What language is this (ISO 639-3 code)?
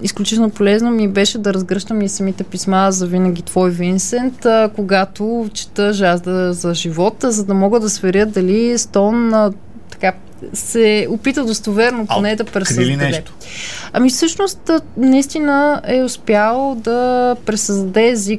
bul